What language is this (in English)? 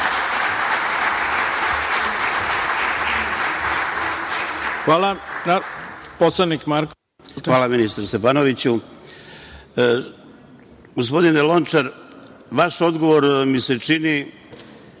Serbian